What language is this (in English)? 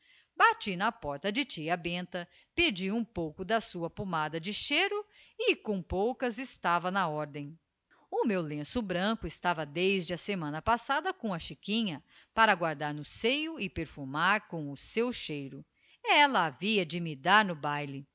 Portuguese